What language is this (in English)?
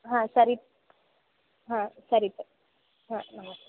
Kannada